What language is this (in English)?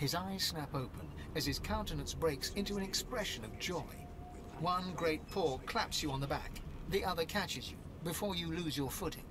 Japanese